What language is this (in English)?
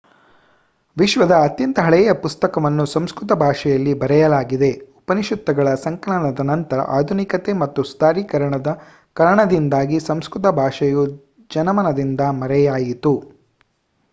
Kannada